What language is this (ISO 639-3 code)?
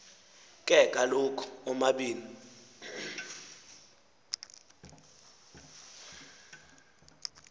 xho